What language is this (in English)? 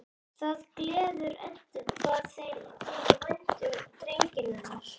Icelandic